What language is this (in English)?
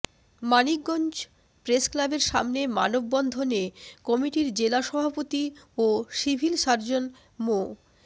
Bangla